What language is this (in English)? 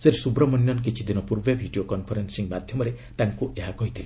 Odia